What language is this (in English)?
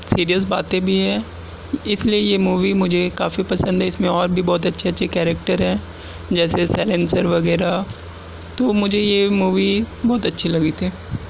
Urdu